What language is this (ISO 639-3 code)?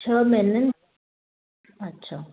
snd